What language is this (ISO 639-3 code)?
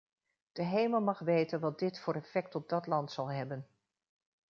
nld